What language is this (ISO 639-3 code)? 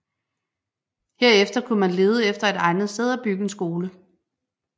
dan